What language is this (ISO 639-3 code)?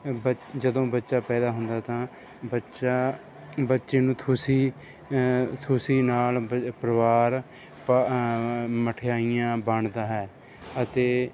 pan